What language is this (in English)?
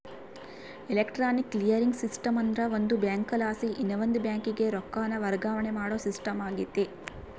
Kannada